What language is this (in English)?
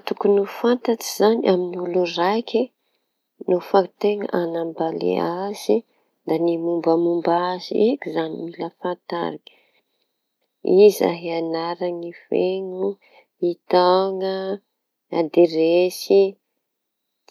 Tanosy Malagasy